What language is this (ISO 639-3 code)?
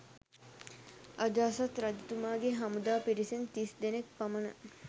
sin